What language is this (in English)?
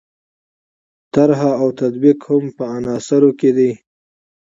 Pashto